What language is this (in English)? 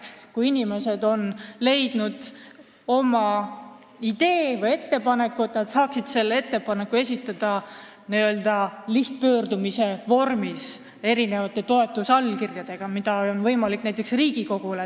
Estonian